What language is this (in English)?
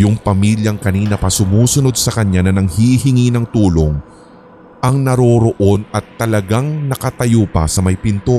Filipino